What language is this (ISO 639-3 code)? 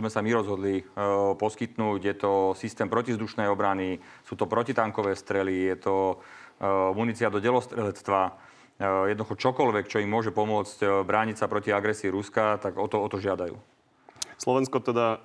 slk